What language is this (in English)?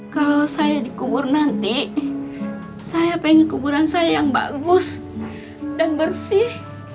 Indonesian